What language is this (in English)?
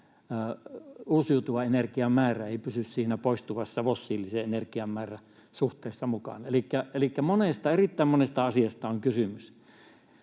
Finnish